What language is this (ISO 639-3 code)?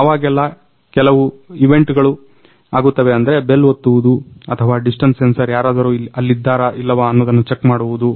kan